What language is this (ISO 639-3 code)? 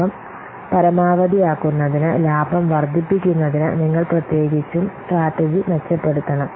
mal